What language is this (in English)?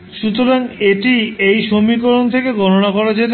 Bangla